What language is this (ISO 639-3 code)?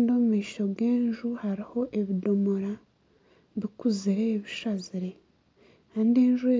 nyn